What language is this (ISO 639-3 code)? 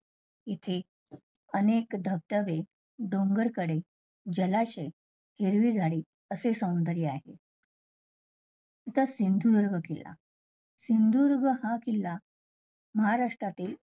mar